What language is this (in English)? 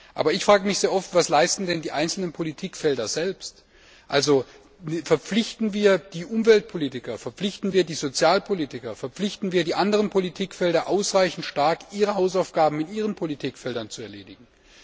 German